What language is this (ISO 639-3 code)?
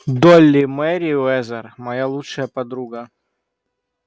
rus